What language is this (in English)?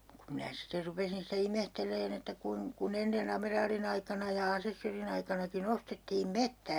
Finnish